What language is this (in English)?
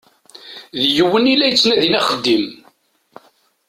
Kabyle